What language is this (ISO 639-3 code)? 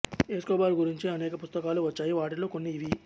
tel